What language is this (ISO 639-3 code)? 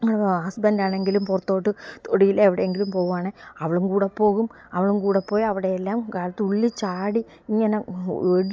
mal